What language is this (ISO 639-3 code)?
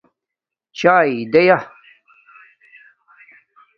dmk